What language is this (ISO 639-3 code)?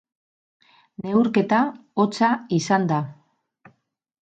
eus